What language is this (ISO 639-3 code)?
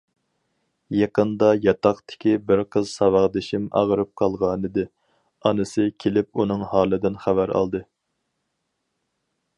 uig